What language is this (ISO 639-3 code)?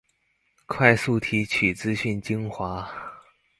zho